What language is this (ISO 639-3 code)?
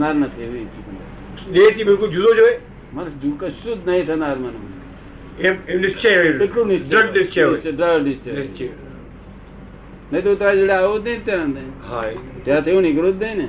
guj